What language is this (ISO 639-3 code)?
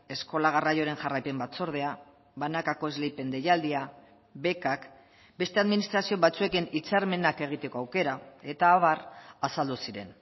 eus